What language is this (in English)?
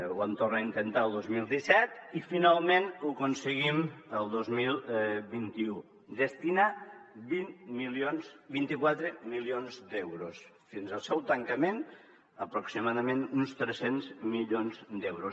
Catalan